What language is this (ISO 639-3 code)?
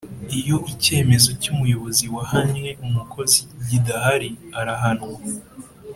kin